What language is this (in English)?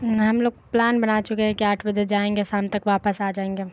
Urdu